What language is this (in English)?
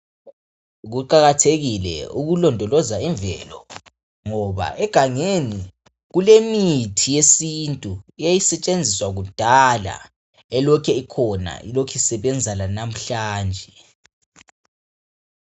North Ndebele